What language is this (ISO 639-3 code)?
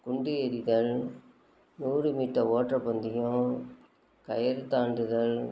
tam